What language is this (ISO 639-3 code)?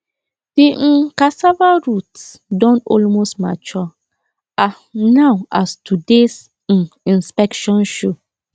pcm